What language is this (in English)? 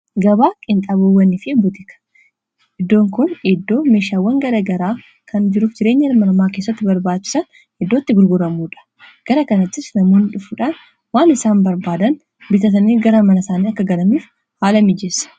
Oromo